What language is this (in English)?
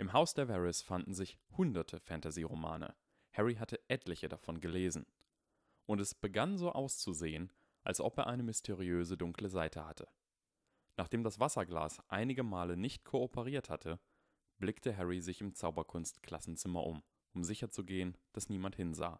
German